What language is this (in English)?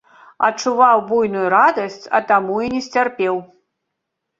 Belarusian